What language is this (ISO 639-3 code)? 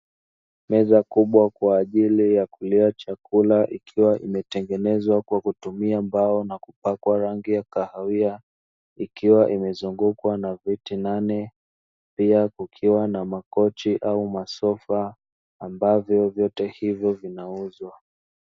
swa